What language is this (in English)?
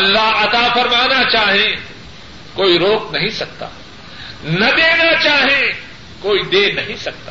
Urdu